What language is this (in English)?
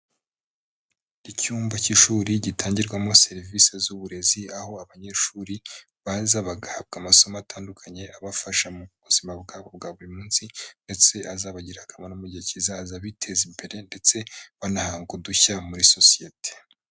Kinyarwanda